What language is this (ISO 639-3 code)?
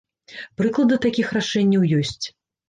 bel